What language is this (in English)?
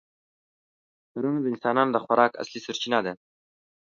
Pashto